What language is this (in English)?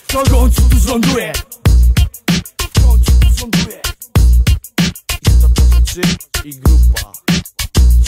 Polish